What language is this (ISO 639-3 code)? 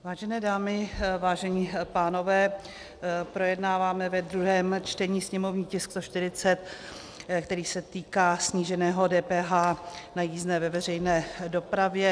ces